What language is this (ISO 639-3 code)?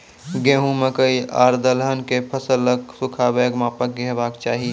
mai